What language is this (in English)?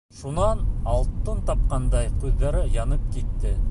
Bashkir